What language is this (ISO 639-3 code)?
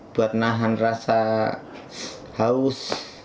ind